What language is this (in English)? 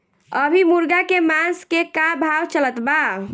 Bhojpuri